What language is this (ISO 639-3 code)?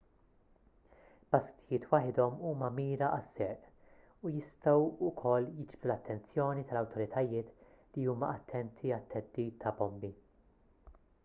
mlt